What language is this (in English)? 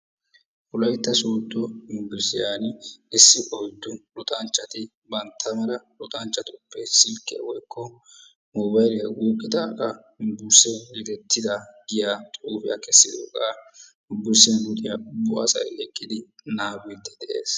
Wolaytta